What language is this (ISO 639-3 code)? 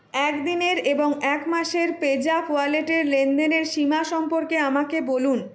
ben